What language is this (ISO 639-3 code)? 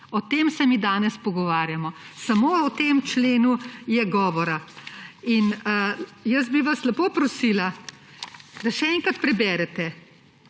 slv